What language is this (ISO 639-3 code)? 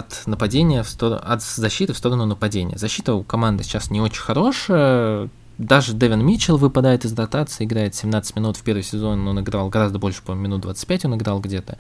rus